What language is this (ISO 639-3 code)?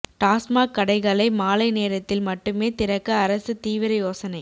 tam